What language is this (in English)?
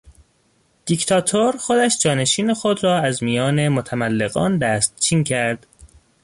Persian